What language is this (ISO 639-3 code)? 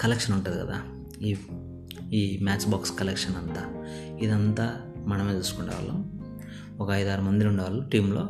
tel